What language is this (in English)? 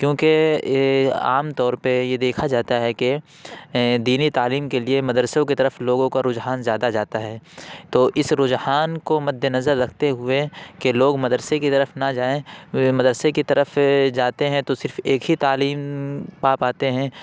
Urdu